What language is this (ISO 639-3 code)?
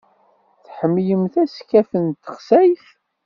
kab